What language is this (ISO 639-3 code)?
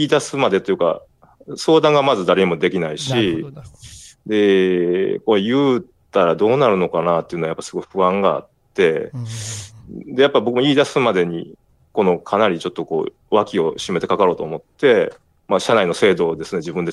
jpn